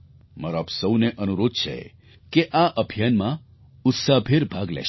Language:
Gujarati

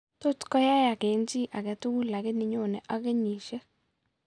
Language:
Kalenjin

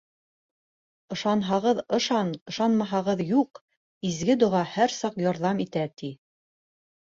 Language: Bashkir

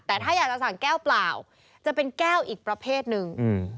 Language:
Thai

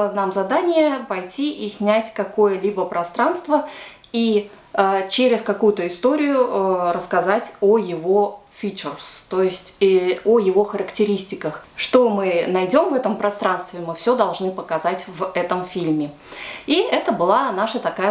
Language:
Russian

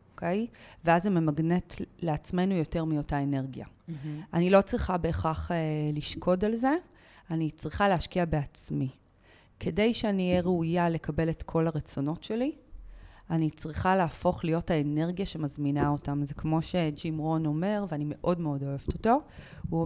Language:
Hebrew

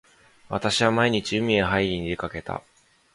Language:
Japanese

